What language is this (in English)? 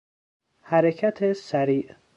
Persian